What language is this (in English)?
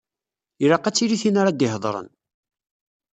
Kabyle